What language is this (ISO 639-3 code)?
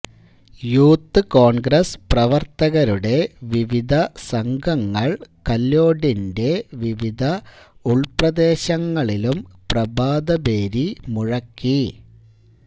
mal